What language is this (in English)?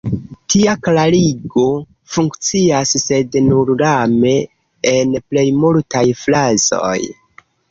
Esperanto